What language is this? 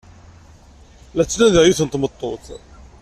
Kabyle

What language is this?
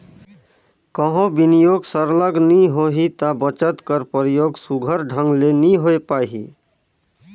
Chhattisgarhi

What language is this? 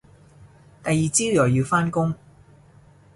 Cantonese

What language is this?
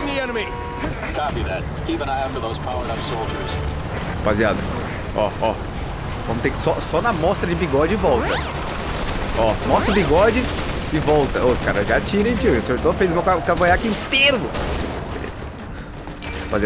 Portuguese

